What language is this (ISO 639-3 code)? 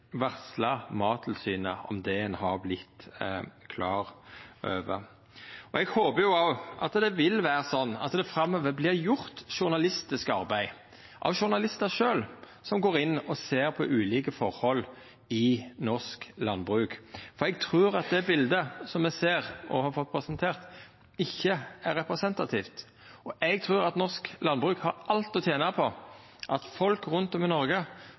nno